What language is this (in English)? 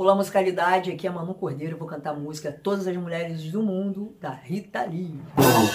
Portuguese